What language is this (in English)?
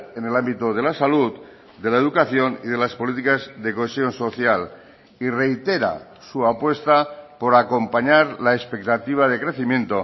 Spanish